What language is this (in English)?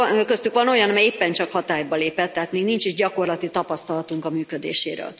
Hungarian